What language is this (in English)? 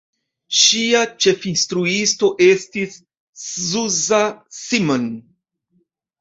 Esperanto